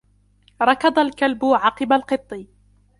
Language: Arabic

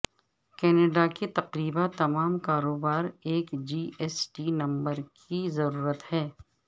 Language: Urdu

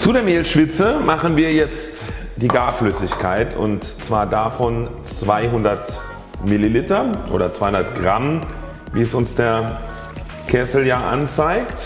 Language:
German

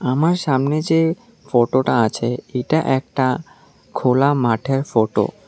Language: Bangla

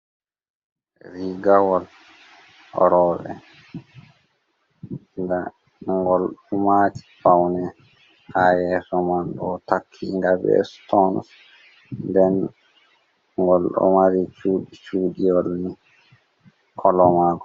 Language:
Fula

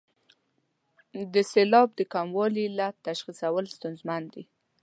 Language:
Pashto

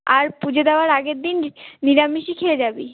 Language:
Bangla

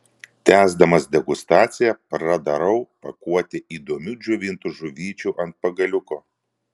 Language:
Lithuanian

